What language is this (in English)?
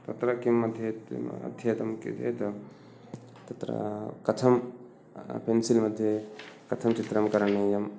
Sanskrit